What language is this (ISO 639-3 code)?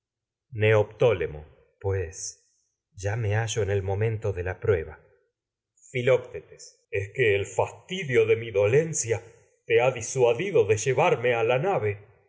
spa